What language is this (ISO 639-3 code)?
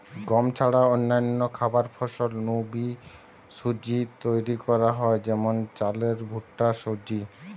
ben